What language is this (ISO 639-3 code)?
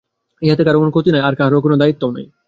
ben